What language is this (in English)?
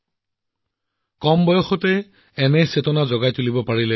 Assamese